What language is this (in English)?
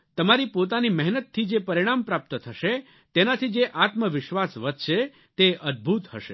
Gujarati